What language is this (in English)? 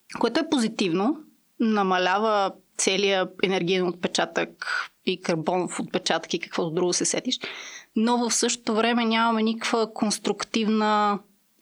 Bulgarian